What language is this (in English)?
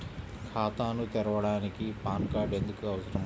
Telugu